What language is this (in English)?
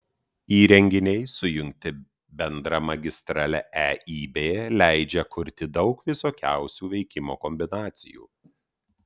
Lithuanian